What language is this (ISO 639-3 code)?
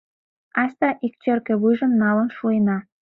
chm